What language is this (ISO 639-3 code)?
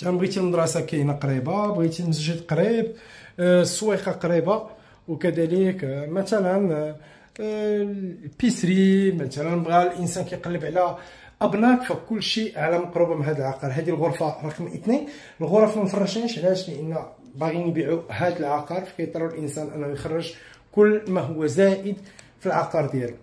ara